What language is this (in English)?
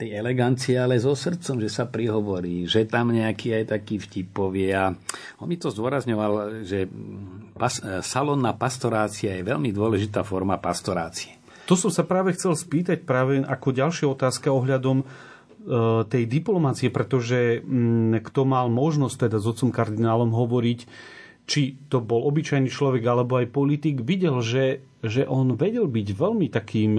Slovak